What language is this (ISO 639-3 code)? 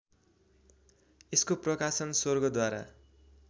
nep